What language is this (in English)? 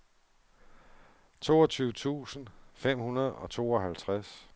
Danish